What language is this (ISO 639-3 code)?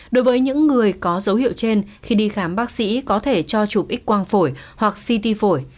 vie